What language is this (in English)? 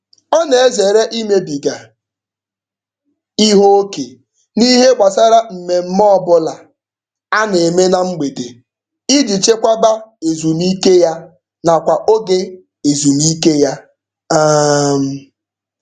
Igbo